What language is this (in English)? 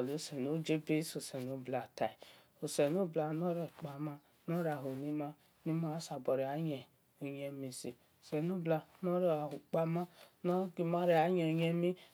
Esan